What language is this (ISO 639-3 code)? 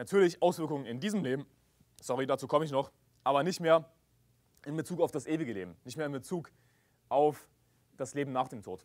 deu